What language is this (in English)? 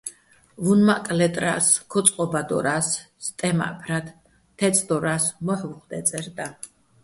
Bats